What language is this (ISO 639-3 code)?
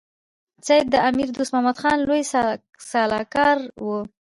pus